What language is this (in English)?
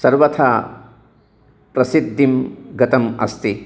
Sanskrit